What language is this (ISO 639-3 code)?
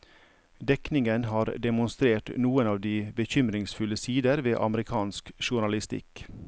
nor